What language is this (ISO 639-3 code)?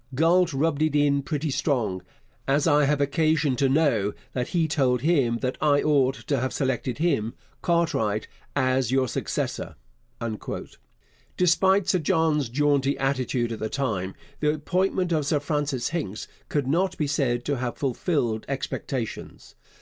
eng